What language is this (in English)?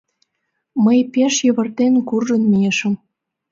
Mari